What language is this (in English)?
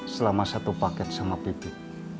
Indonesian